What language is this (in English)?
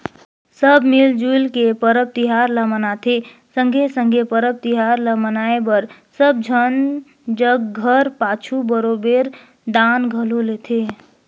Chhattisgarhi